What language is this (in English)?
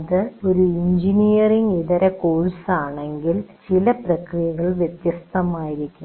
Malayalam